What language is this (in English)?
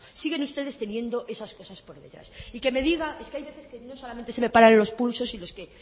Spanish